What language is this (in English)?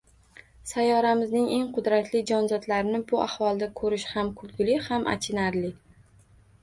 Uzbek